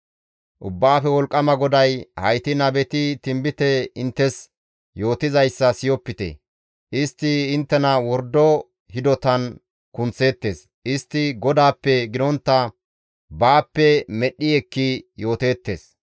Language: Gamo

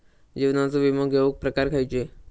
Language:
Marathi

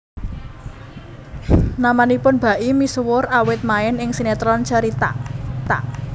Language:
Javanese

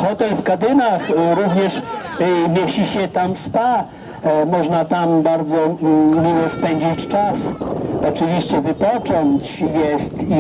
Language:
Polish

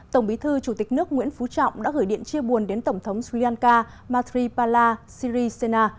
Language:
Vietnamese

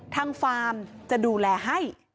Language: Thai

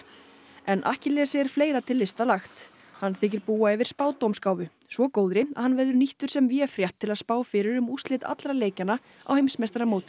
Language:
Icelandic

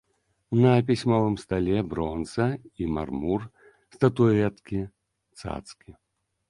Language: Belarusian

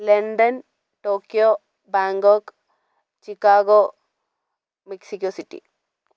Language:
Malayalam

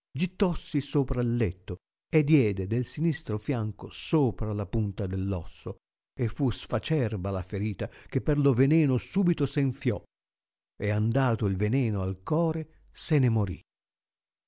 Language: Italian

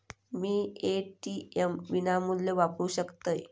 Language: Marathi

